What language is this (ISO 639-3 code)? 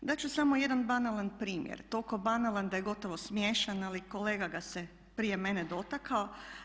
hrv